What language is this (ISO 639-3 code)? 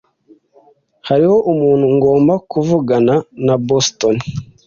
kin